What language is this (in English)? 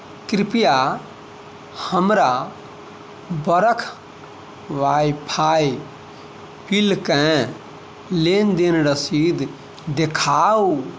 Maithili